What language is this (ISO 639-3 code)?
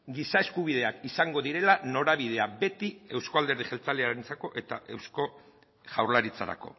eus